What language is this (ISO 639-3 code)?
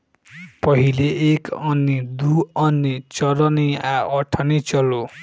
bho